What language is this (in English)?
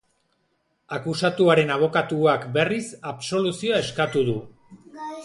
Basque